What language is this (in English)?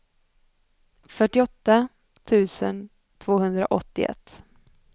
Swedish